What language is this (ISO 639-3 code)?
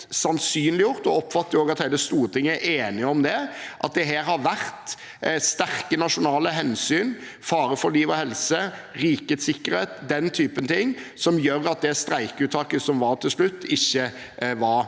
nor